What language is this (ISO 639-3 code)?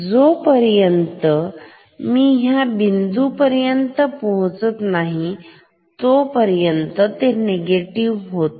mar